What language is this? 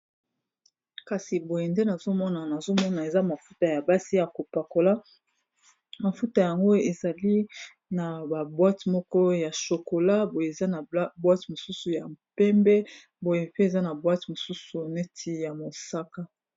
Lingala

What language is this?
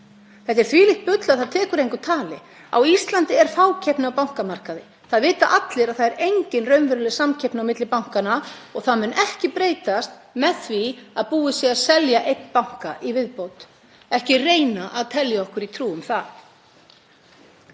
Icelandic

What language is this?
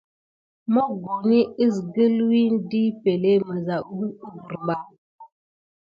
Gidar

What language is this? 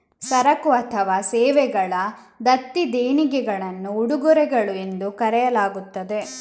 Kannada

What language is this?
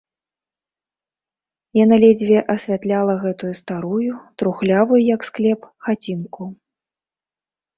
Belarusian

